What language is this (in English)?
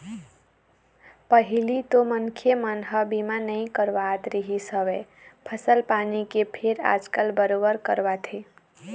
Chhattisgarhi